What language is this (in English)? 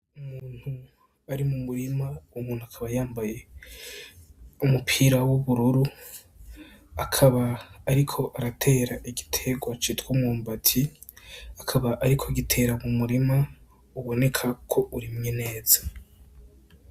Rundi